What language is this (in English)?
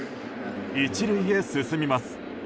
Japanese